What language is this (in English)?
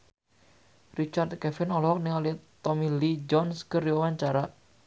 Sundanese